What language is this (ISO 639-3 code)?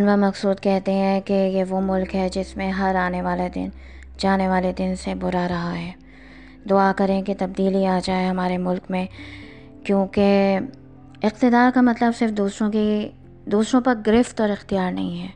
urd